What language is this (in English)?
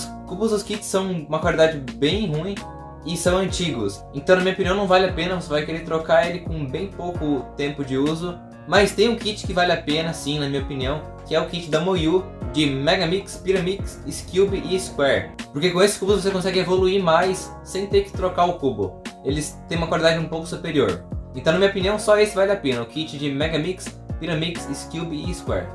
Portuguese